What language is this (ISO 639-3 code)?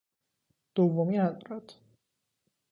fas